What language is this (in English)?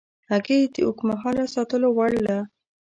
Pashto